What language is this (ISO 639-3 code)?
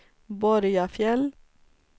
swe